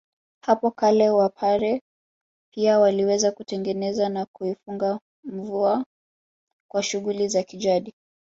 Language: Swahili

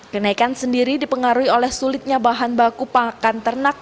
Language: Indonesian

